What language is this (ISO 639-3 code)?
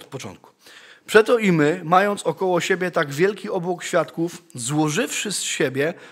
pol